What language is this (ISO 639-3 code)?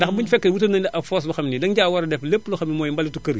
wol